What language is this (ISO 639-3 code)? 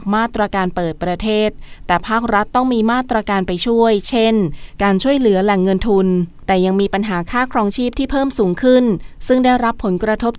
tha